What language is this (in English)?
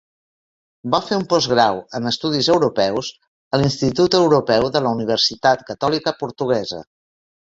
Catalan